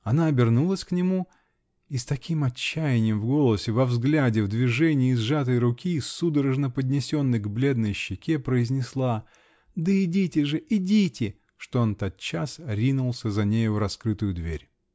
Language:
Russian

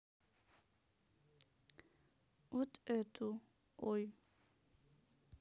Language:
Russian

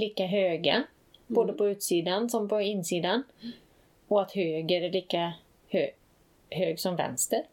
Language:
Swedish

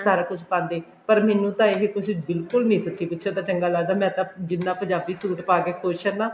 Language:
Punjabi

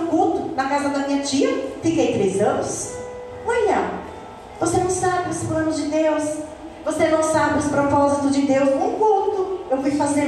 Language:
Portuguese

